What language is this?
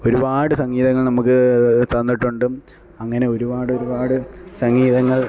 Malayalam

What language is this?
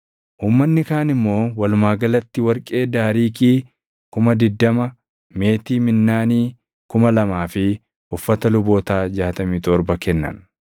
Oromo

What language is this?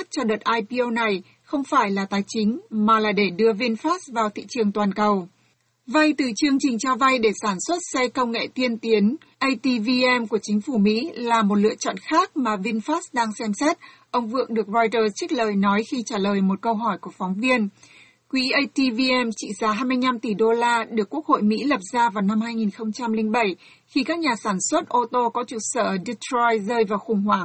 Vietnamese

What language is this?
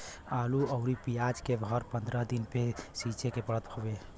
Bhojpuri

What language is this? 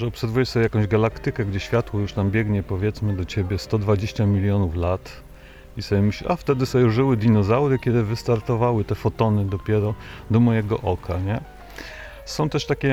Polish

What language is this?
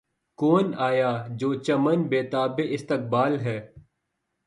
Urdu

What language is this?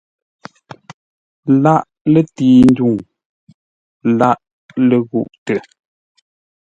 Ngombale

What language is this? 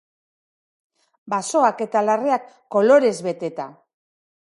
Basque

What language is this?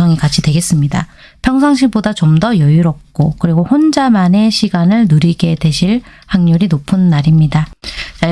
Korean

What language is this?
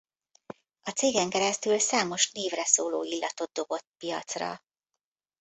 Hungarian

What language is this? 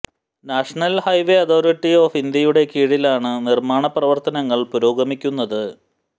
Malayalam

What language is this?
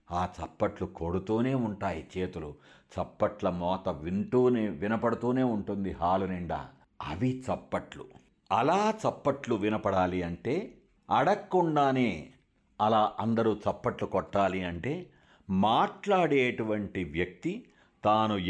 Telugu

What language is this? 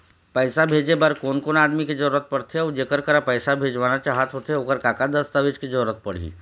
Chhattisgarhi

